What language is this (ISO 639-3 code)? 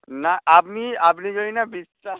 ben